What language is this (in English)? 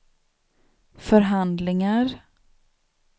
Swedish